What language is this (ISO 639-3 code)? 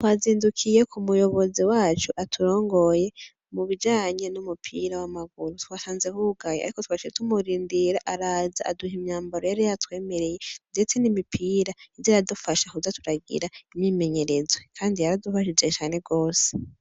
run